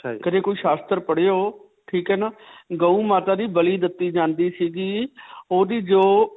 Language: Punjabi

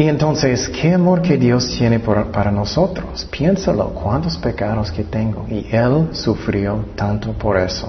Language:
Spanish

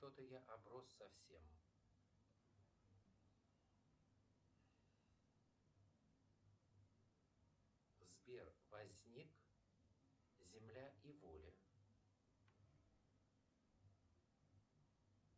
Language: Russian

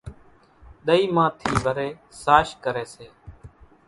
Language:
Kachi Koli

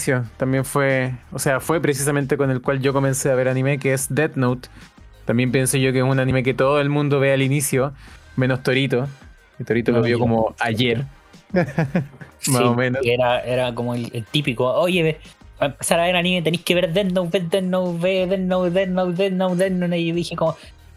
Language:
Spanish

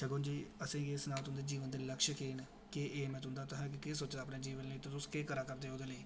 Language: Dogri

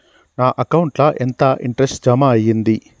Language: Telugu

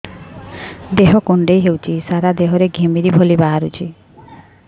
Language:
Odia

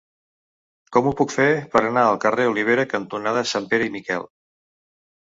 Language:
Catalan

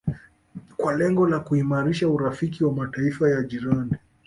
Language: Swahili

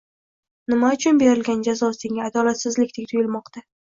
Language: Uzbek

